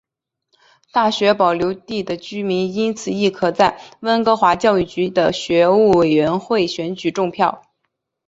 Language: Chinese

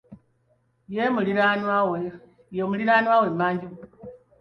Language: Ganda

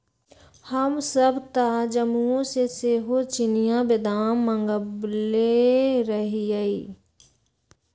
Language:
Magahi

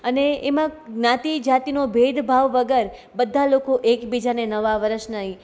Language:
Gujarati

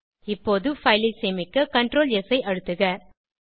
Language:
Tamil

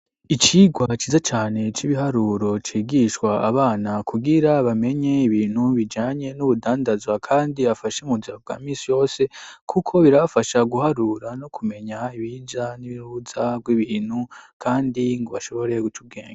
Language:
Rundi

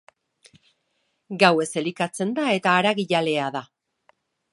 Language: Basque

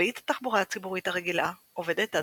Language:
Hebrew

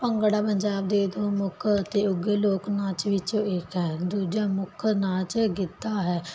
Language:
Punjabi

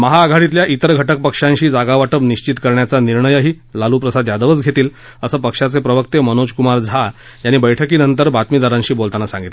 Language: Marathi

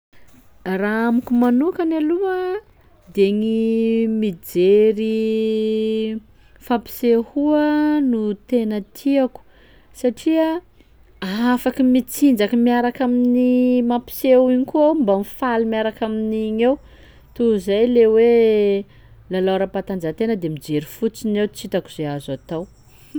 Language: Sakalava Malagasy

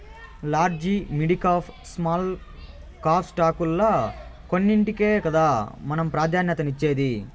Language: Telugu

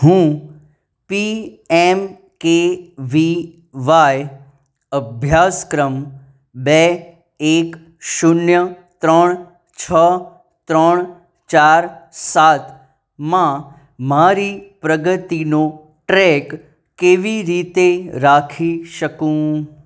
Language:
Gujarati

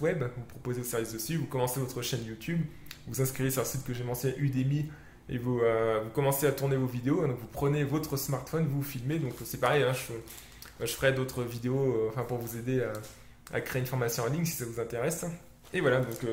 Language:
French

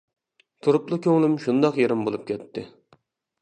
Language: Uyghur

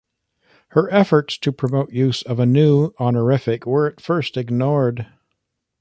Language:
English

